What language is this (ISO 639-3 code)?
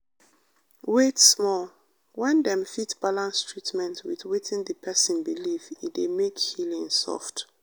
pcm